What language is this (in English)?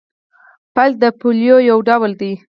Pashto